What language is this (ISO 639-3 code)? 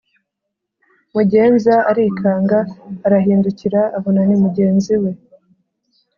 kin